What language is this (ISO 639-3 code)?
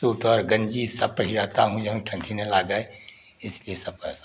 hin